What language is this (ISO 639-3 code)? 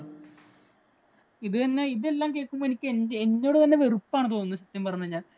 mal